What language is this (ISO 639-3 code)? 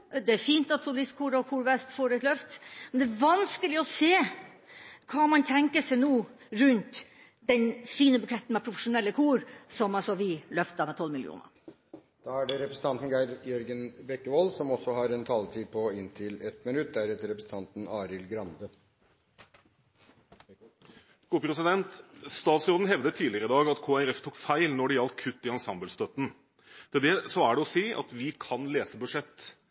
nob